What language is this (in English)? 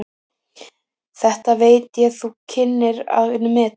Icelandic